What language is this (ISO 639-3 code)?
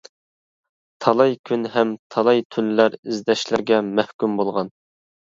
uig